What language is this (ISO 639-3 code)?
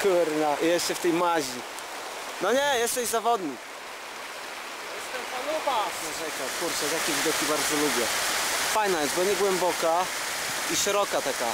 pol